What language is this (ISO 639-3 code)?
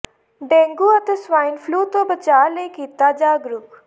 pan